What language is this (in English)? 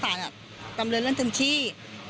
Thai